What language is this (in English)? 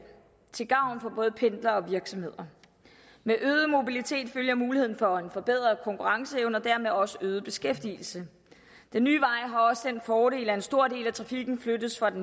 Danish